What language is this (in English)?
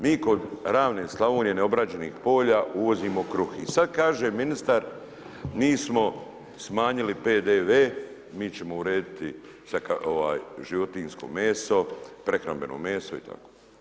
Croatian